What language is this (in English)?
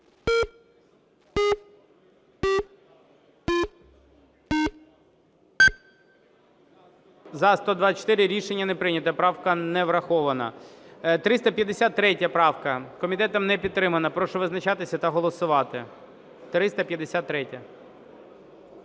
Ukrainian